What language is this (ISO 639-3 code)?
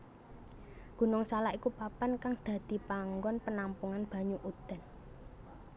jav